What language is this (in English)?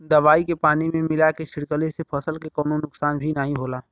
Bhojpuri